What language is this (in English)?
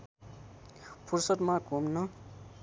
Nepali